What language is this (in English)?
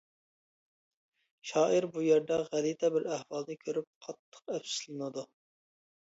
Uyghur